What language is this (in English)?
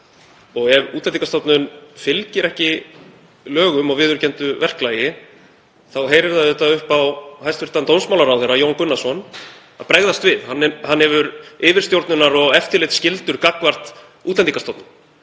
Icelandic